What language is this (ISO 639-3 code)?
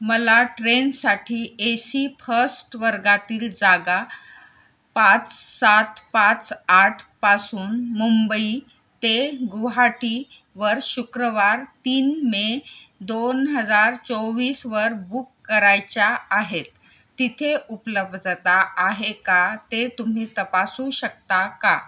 mar